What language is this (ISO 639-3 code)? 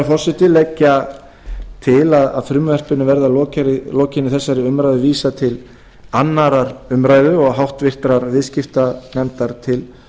isl